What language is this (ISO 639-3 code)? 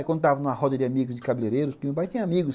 por